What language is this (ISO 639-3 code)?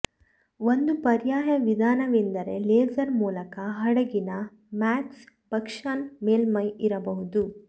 kan